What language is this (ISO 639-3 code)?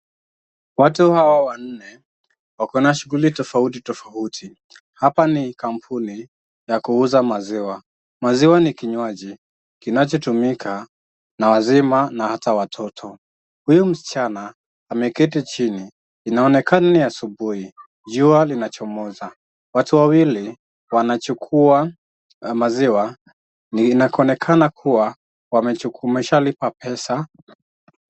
swa